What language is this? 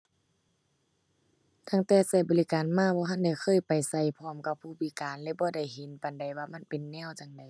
Thai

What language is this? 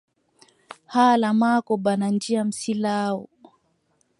Adamawa Fulfulde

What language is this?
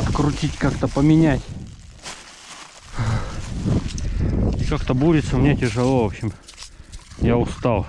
Russian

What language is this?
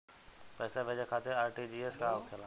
Bhojpuri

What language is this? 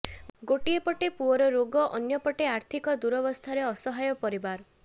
Odia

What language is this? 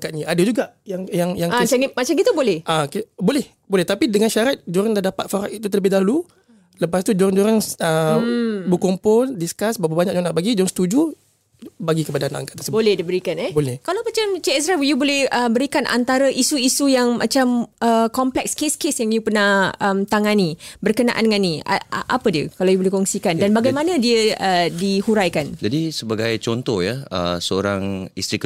Malay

